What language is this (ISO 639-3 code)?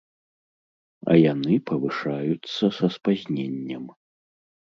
bel